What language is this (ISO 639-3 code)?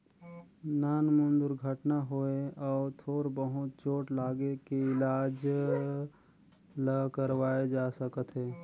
hne